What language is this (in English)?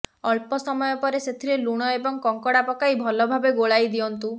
Odia